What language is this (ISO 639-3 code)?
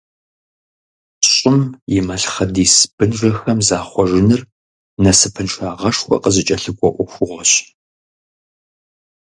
kbd